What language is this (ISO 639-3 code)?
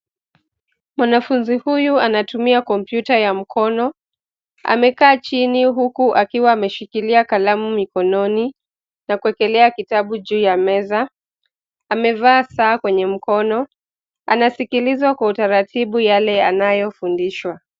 swa